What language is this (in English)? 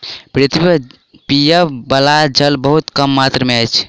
Maithili